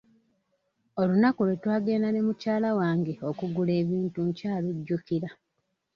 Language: Ganda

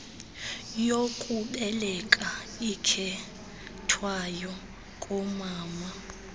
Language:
Xhosa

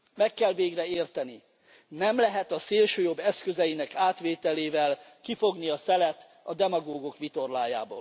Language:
Hungarian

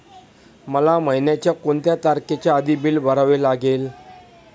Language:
Marathi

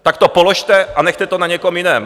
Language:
Czech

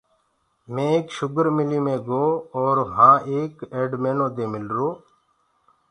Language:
Gurgula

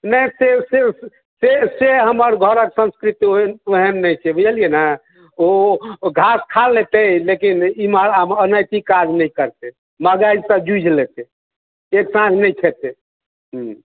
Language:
Maithili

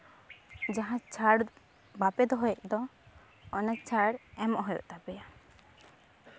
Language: Santali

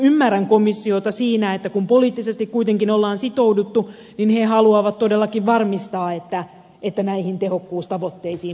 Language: Finnish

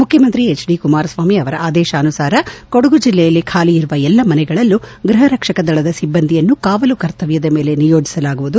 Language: Kannada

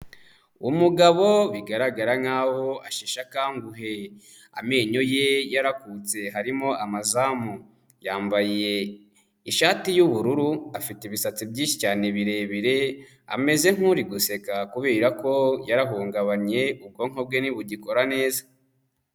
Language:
Kinyarwanda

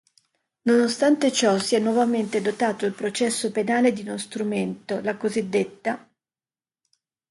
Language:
Italian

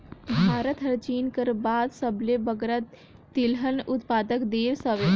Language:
Chhattisgarhi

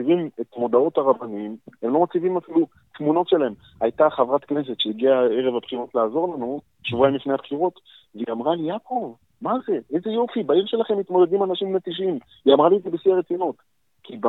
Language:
Hebrew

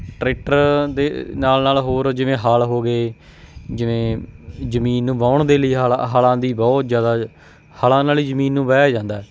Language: Punjabi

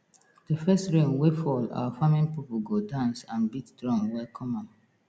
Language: Nigerian Pidgin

